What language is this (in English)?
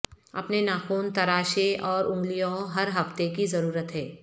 Urdu